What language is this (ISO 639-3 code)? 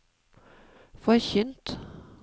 nor